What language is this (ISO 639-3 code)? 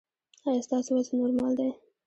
pus